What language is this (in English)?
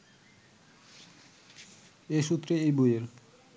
Bangla